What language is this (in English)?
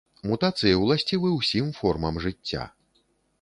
Belarusian